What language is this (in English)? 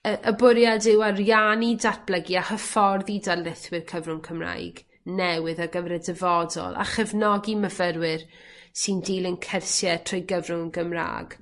Welsh